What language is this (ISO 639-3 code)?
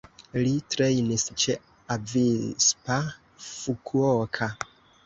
epo